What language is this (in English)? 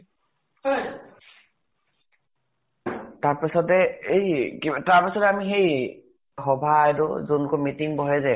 Assamese